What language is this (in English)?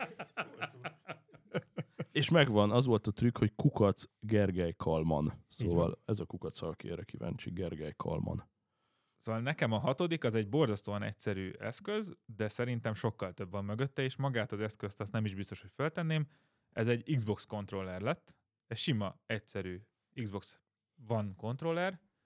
Hungarian